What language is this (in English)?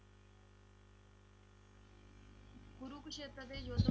Punjabi